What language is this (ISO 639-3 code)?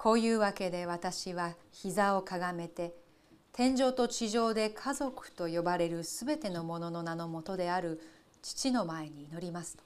jpn